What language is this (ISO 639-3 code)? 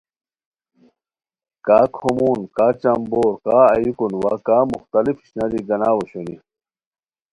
khw